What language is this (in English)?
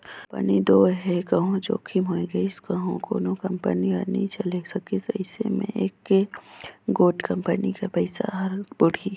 Chhattisgarhi